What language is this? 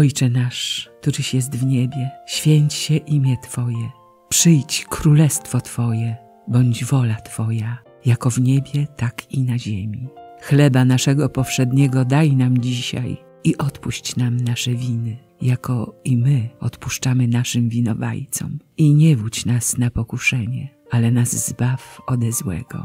Polish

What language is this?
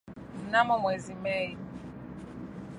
Swahili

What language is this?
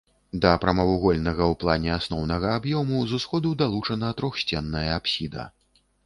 Belarusian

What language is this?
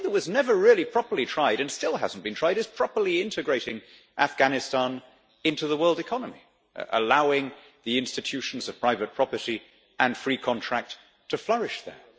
English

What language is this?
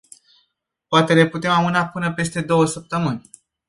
Romanian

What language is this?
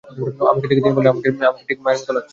Bangla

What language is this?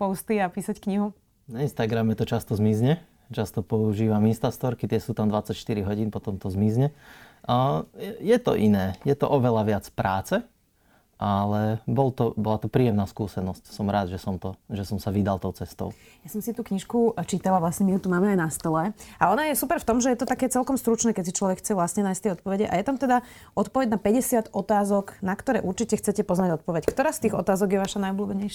Slovak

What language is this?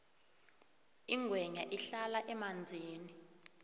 South Ndebele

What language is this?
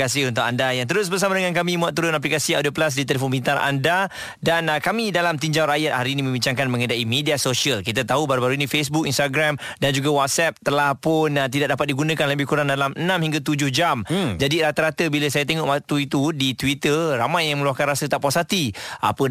Malay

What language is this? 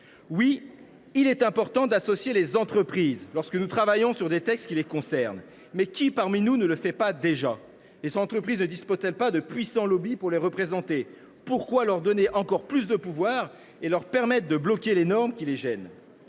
French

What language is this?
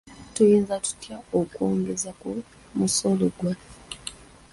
Ganda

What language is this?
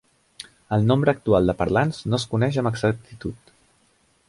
Catalan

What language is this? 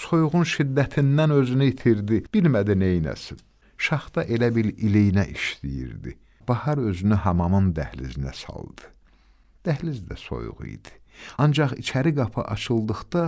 Turkish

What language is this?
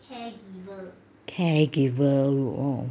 English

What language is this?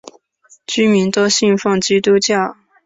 Chinese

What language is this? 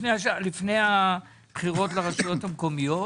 Hebrew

